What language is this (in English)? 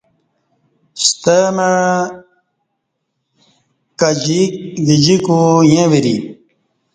Kati